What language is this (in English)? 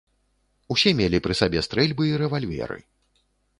Belarusian